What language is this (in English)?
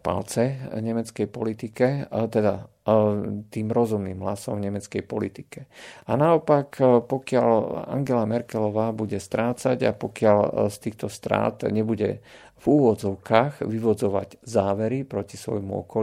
Slovak